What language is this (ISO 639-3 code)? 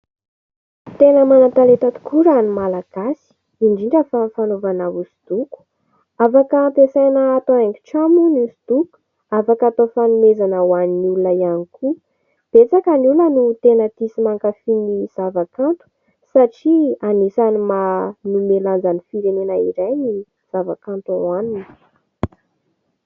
mlg